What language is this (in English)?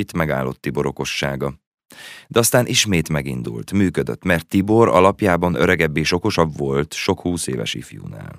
Hungarian